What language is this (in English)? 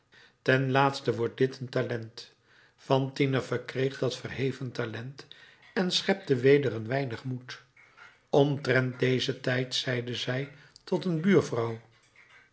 Dutch